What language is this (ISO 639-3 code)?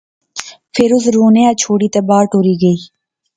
phr